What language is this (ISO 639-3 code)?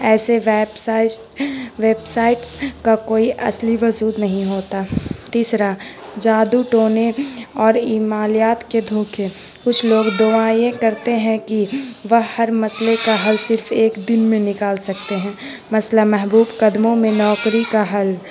urd